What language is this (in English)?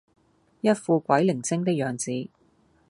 Cantonese